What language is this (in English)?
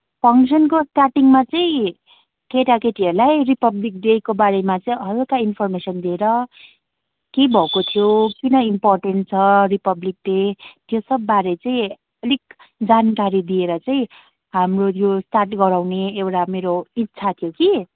Nepali